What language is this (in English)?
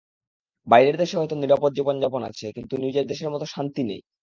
Bangla